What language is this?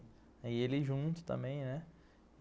Portuguese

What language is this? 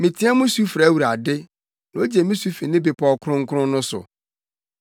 Akan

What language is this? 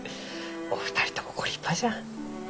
Japanese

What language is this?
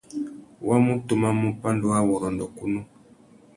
Tuki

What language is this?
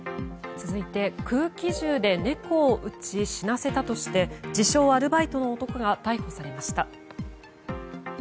Japanese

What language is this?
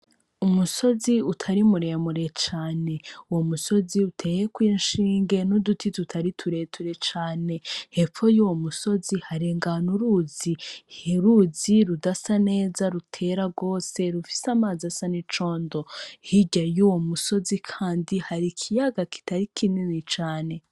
Rundi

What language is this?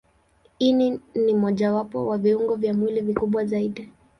Swahili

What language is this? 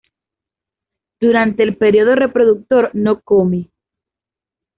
Spanish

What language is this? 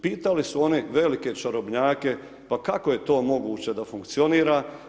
Croatian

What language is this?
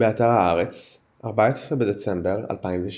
Hebrew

